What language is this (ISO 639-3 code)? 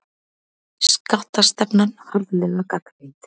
isl